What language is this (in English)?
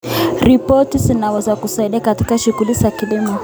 Kalenjin